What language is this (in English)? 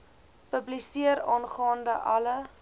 Afrikaans